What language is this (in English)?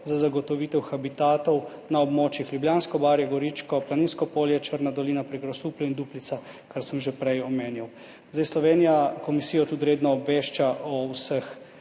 Slovenian